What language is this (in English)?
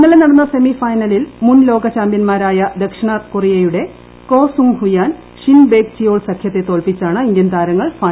Malayalam